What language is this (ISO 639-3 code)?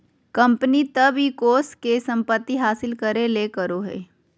mag